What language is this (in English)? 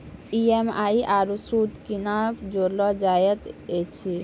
Maithili